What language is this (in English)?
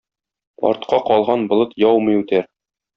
Tatar